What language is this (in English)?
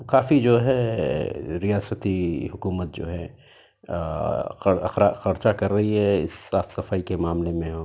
Urdu